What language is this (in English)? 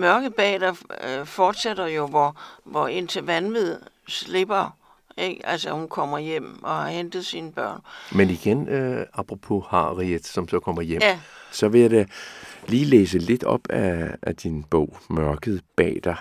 Danish